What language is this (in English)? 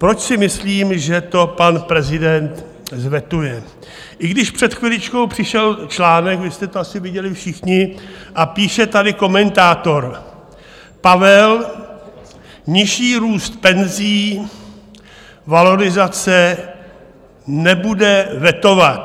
Czech